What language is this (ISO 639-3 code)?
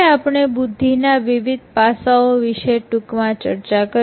guj